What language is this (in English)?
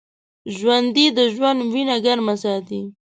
Pashto